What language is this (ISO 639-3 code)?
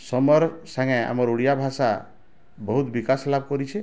ori